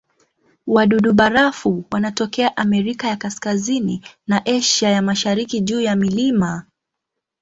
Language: Swahili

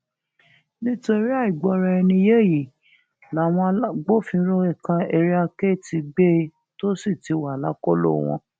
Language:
Yoruba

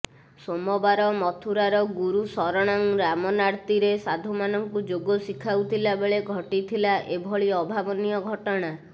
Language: Odia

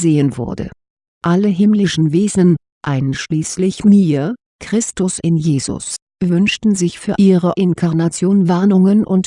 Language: German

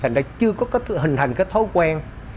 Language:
Vietnamese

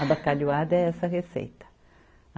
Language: Portuguese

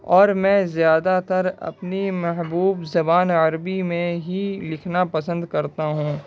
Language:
Urdu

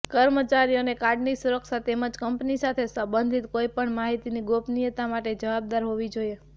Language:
Gujarati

